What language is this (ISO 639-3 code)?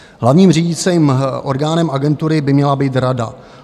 ces